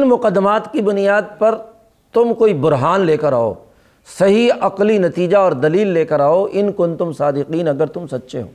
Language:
Urdu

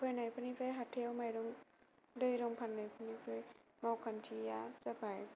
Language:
Bodo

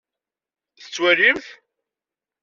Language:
Kabyle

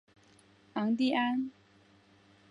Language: Chinese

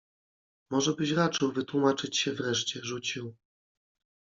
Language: Polish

